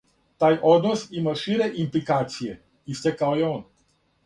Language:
Serbian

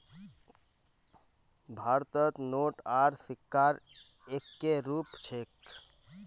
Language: Magahi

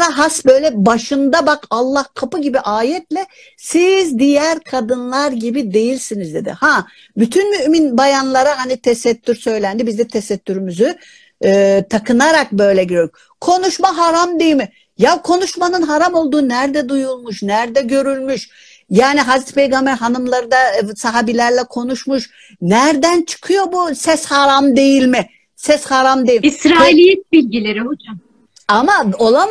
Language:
Turkish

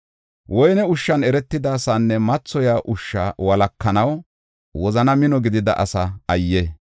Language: Gofa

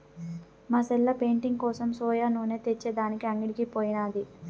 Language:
Telugu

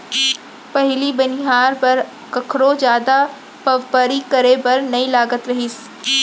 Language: Chhattisgarhi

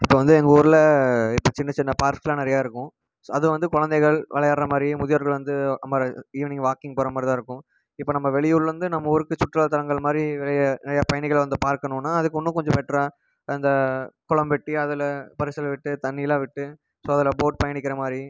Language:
Tamil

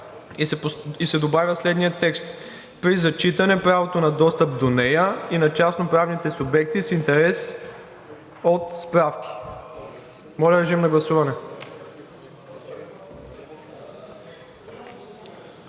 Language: Bulgarian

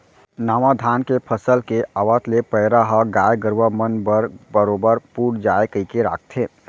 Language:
Chhattisgarhi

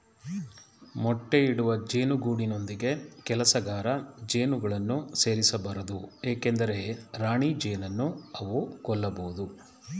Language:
Kannada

